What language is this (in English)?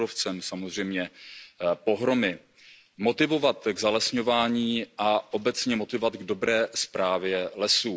Czech